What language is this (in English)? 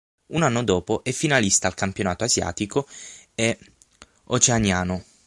Italian